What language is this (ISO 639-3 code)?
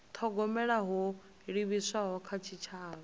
ven